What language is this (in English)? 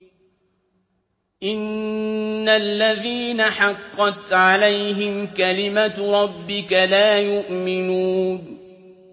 Arabic